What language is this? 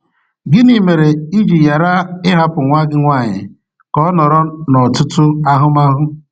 Igbo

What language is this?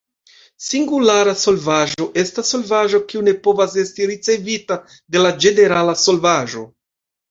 Esperanto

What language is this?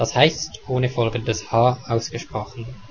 German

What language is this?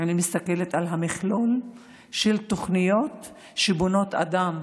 Hebrew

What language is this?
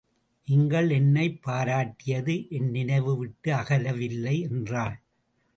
Tamil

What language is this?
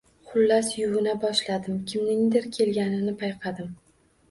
Uzbek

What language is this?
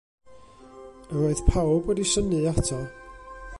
Welsh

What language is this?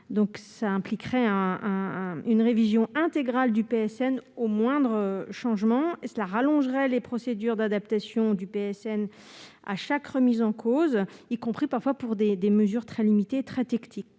French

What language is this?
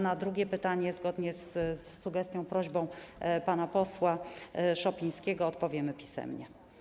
Polish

